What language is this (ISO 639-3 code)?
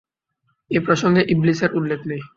ben